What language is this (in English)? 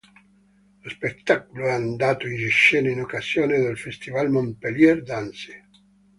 Italian